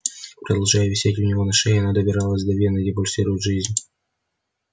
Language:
Russian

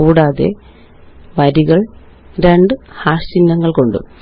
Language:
Malayalam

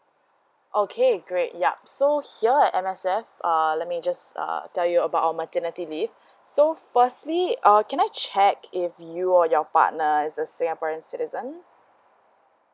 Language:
English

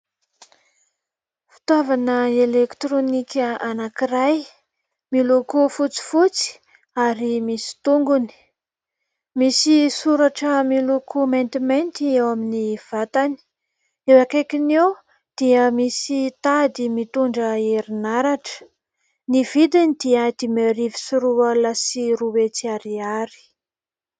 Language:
Malagasy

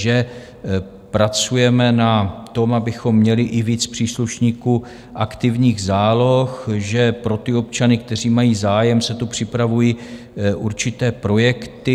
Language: Czech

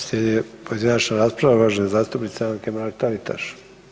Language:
Croatian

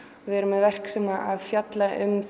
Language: Icelandic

